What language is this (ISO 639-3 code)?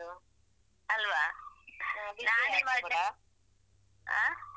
kan